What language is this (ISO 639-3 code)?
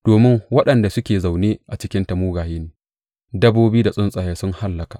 hau